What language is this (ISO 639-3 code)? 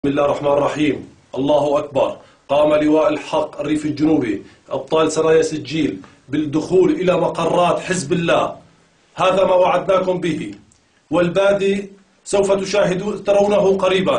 ara